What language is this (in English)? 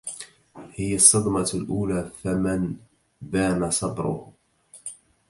Arabic